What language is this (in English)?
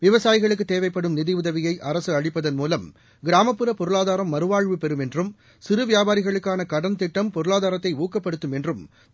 Tamil